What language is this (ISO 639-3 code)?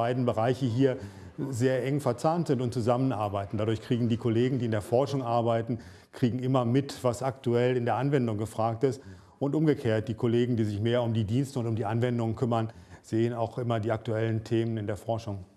deu